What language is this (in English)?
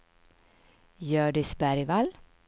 Swedish